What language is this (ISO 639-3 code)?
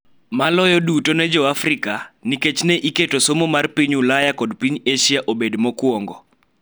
luo